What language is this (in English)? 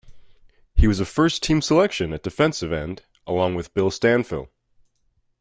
English